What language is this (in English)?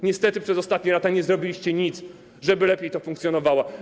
Polish